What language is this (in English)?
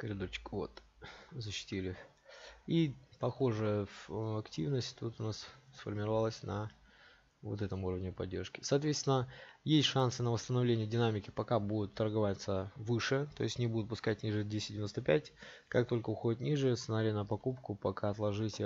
Russian